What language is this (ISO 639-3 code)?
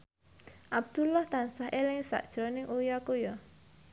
jav